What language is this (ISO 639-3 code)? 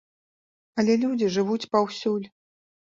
bel